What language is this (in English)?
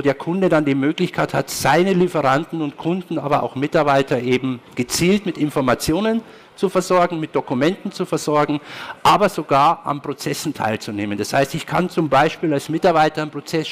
German